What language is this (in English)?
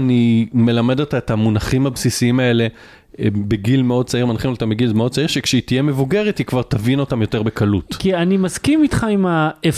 Hebrew